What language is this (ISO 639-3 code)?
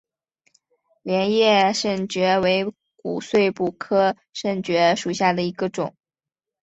zho